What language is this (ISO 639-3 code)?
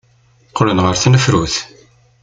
kab